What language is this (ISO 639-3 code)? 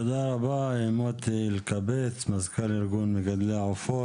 heb